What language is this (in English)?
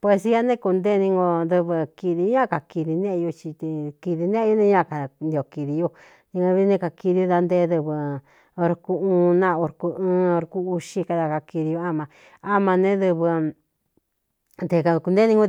Cuyamecalco Mixtec